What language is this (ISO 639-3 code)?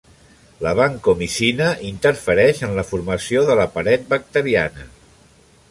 cat